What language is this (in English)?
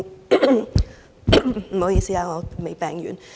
Cantonese